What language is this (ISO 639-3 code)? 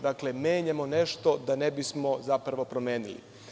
srp